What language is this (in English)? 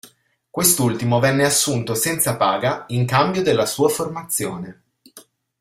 Italian